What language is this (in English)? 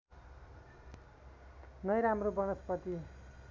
Nepali